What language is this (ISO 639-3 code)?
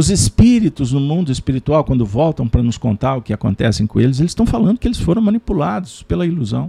por